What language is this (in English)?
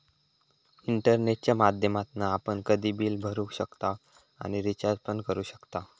Marathi